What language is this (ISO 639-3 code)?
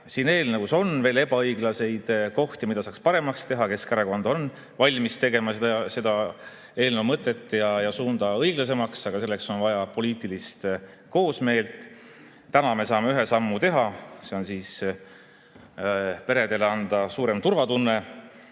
est